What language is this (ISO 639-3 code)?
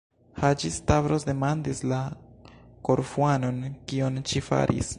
epo